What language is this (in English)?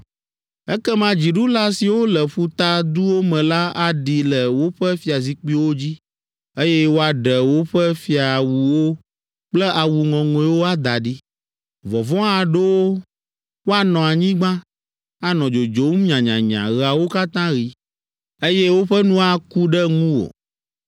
Ewe